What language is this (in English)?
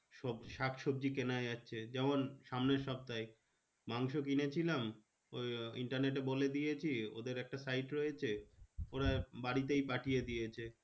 Bangla